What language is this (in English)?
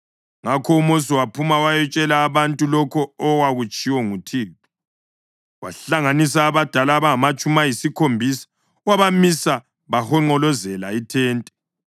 North Ndebele